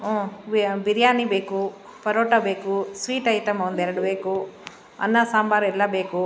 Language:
Kannada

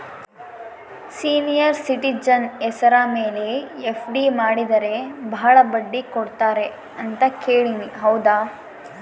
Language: Kannada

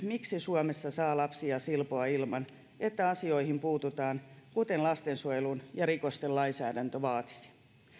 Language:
Finnish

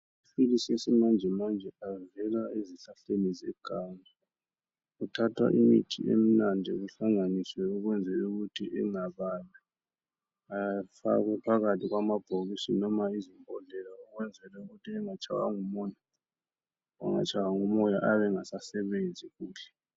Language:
North Ndebele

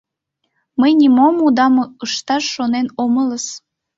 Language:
Mari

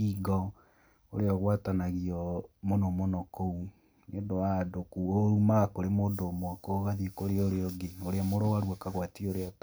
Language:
Kikuyu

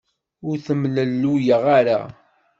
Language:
Kabyle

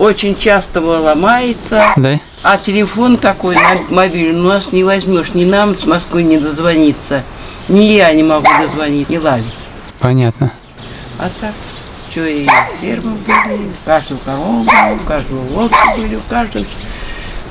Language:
Russian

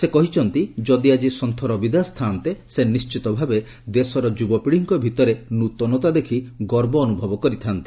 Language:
Odia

